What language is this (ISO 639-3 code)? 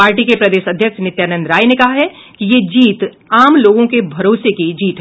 hin